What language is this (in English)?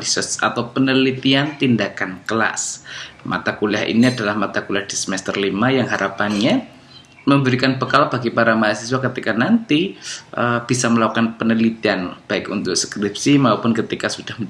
Indonesian